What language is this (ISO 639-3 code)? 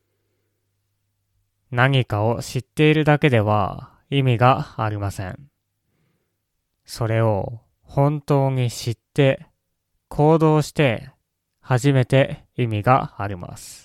jpn